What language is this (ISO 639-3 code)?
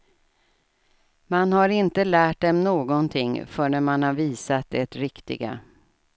swe